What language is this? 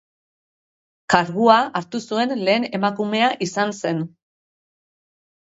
Basque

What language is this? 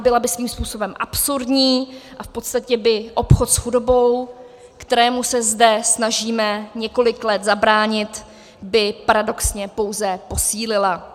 Czech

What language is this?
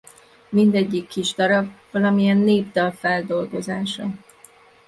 Hungarian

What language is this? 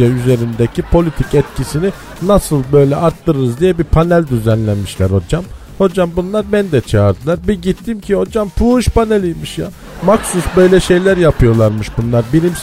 Turkish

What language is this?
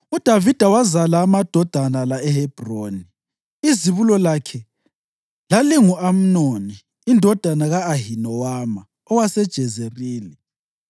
North Ndebele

